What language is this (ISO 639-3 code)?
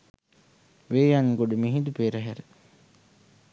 sin